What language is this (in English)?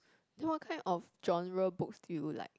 English